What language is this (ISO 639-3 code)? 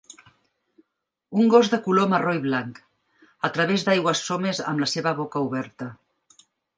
cat